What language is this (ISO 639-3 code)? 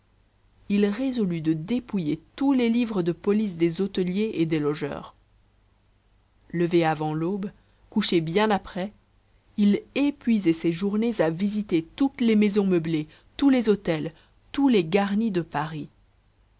fra